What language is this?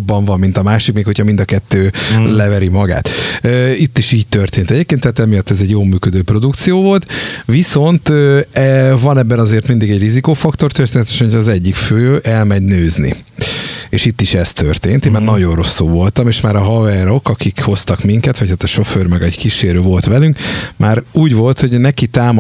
Hungarian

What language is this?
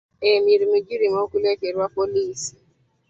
Ganda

